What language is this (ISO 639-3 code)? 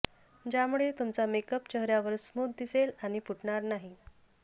mar